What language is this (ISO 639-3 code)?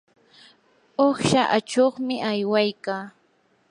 qur